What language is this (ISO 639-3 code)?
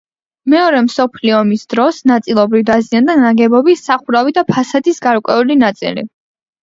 kat